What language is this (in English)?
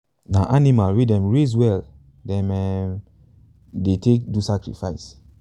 Nigerian Pidgin